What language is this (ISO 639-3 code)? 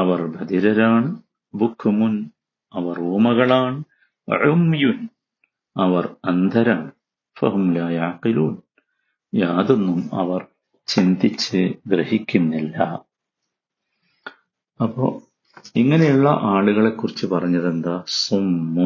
mal